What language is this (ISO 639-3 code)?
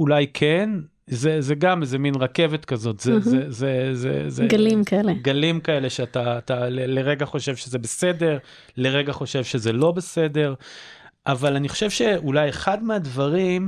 heb